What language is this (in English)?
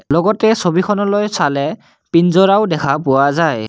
Assamese